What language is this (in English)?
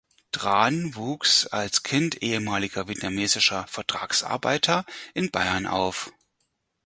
German